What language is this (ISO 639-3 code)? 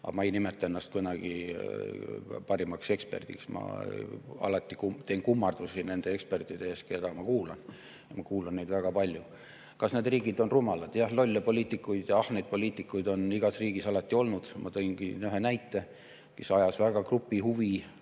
est